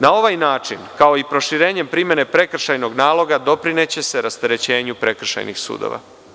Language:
Serbian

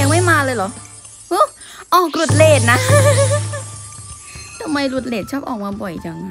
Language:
Thai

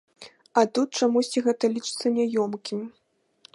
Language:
Belarusian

